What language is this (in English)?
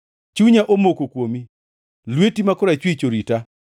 Luo (Kenya and Tanzania)